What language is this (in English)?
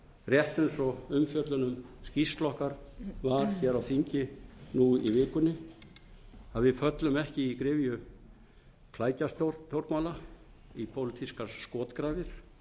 Icelandic